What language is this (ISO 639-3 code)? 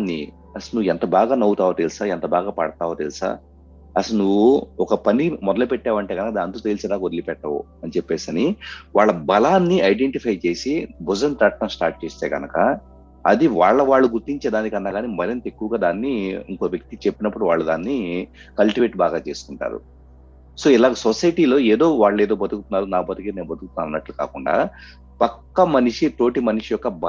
tel